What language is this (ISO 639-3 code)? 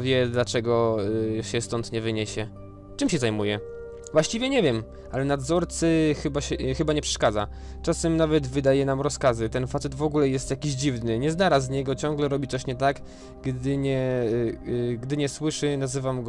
pol